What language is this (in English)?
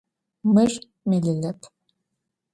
Adyghe